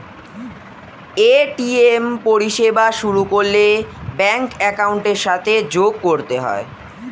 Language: Bangla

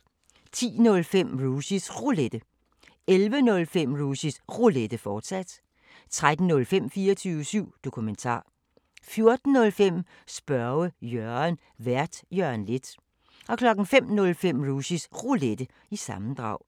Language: Danish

